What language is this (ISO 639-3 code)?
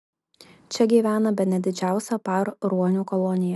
lit